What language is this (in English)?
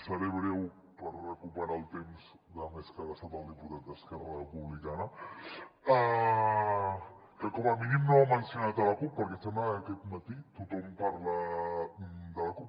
Catalan